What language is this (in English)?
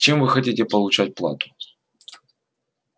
Russian